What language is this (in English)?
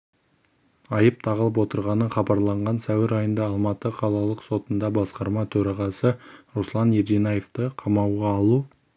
Kazakh